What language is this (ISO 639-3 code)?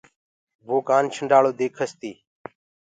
ggg